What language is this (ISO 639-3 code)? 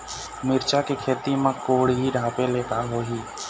hne